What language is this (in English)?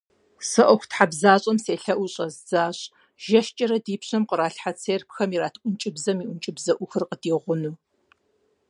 Kabardian